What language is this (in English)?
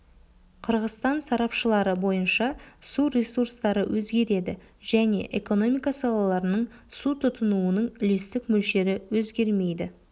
Kazakh